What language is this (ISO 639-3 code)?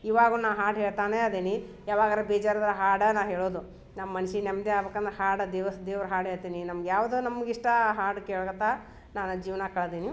kan